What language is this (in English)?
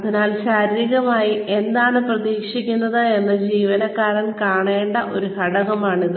Malayalam